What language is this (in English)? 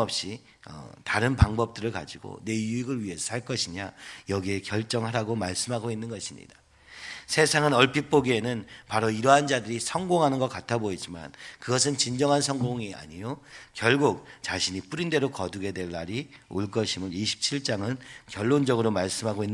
Korean